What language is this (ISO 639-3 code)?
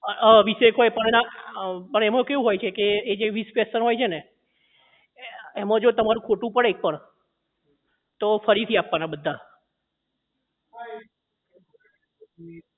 guj